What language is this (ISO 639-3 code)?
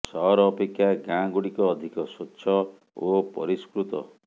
ori